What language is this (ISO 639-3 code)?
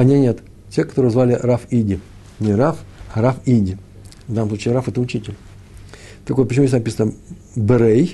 rus